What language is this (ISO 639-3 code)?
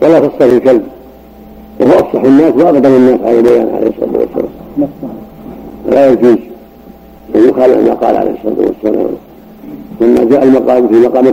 ara